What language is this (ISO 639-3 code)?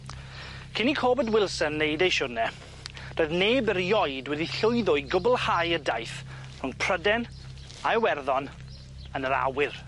cym